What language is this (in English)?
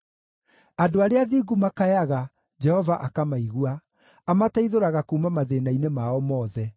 Kikuyu